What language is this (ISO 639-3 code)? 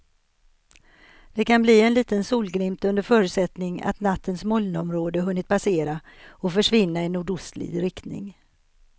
swe